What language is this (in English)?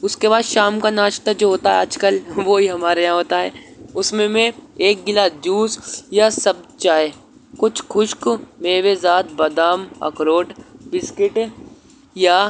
Urdu